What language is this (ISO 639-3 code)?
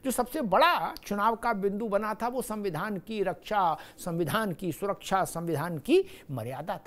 hin